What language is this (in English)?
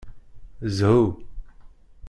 Kabyle